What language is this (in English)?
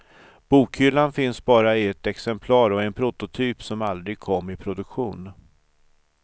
Swedish